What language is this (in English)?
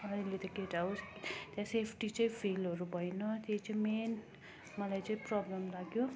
Nepali